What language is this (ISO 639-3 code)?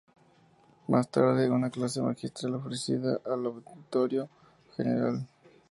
spa